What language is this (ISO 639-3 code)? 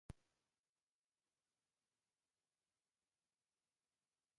uzb